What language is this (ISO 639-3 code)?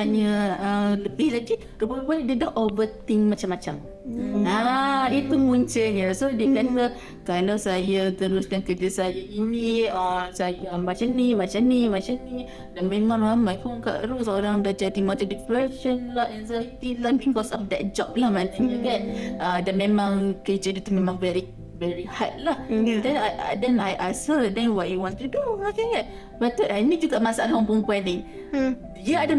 msa